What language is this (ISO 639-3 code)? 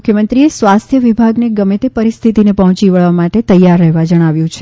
guj